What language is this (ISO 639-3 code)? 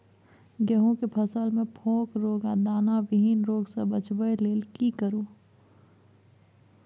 mai